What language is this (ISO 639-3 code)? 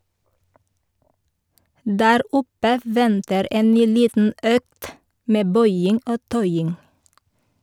nor